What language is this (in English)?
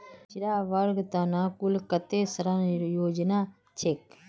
Magahi